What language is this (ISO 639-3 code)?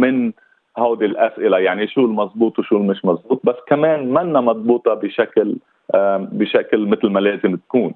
ara